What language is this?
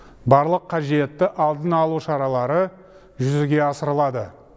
Kazakh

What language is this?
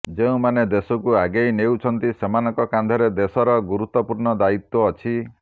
Odia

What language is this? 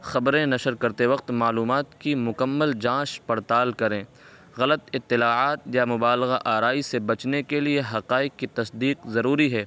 Urdu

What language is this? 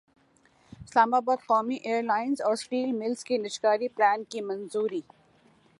Urdu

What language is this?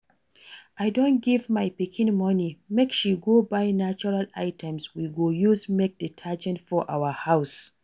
Nigerian Pidgin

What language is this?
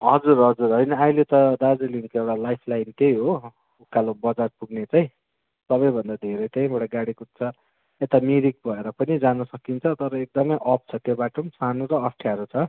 Nepali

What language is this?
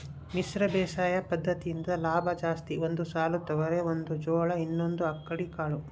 Kannada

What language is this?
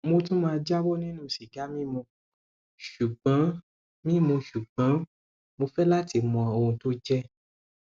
Yoruba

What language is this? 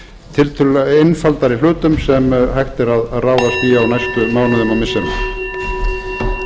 Icelandic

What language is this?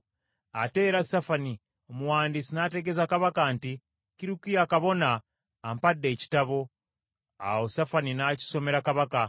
Ganda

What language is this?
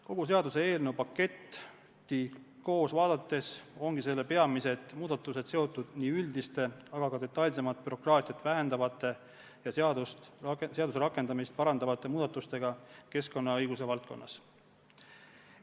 Estonian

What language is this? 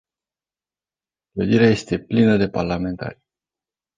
Romanian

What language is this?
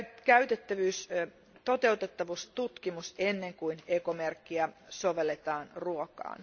Finnish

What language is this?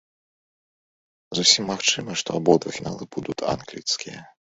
Belarusian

